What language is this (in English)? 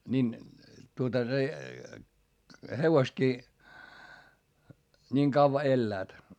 Finnish